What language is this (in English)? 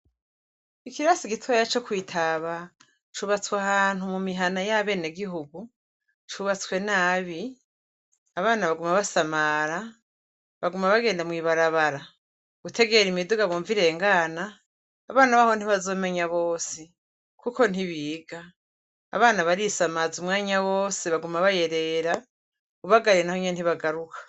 Rundi